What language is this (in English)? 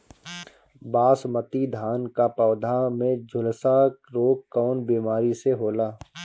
Bhojpuri